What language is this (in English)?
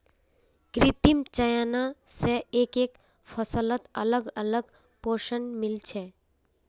Magahi